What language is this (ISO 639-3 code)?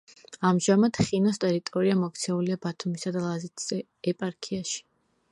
kat